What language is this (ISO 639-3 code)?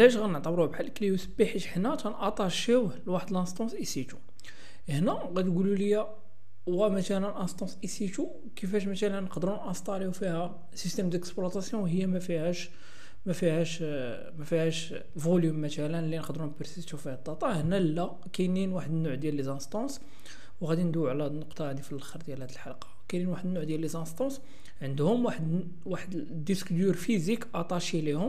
ara